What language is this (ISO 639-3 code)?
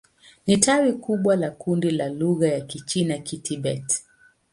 swa